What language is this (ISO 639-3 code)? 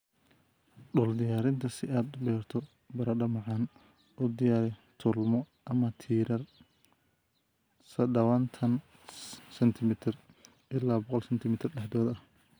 som